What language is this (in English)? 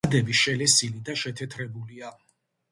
Georgian